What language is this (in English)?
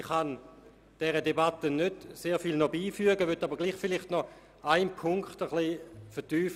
Swiss German